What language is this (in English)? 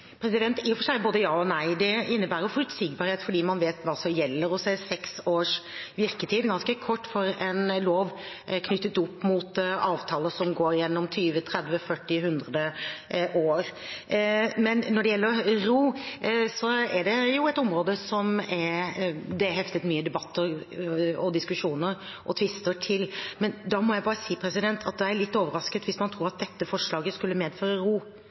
Norwegian